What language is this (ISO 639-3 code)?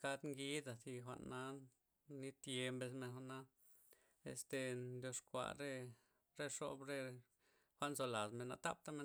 ztp